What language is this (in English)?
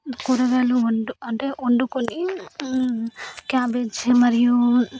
Telugu